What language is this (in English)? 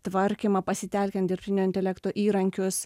Lithuanian